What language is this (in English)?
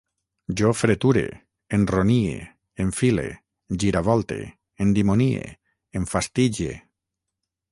Catalan